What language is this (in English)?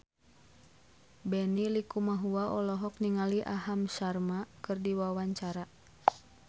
Sundanese